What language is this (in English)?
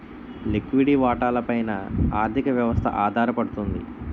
Telugu